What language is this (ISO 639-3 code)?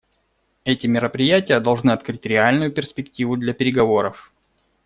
rus